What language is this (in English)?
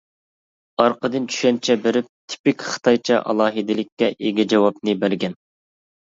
Uyghur